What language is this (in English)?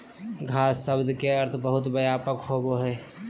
Magahi